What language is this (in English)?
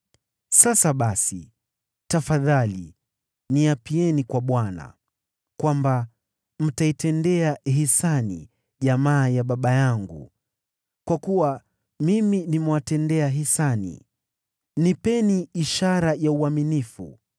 Swahili